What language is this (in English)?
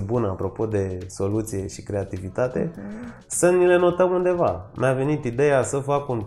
Romanian